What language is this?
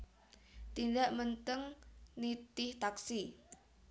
Javanese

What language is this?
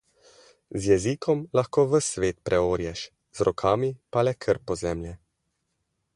Slovenian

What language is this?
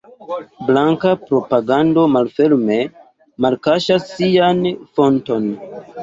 Esperanto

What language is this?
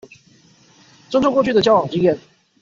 Chinese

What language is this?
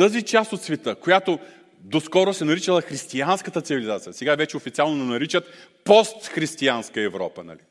Bulgarian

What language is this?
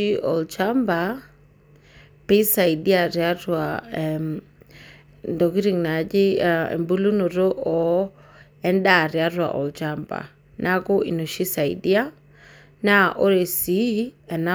Masai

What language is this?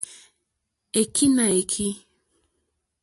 Mokpwe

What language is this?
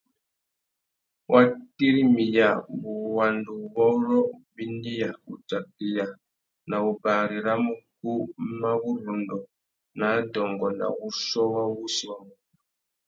Tuki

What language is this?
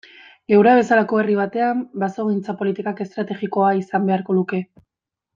Basque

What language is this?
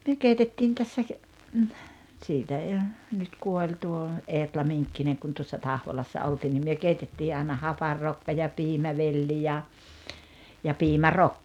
Finnish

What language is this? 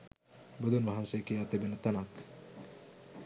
Sinhala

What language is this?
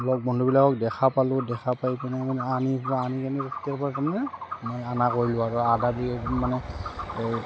Assamese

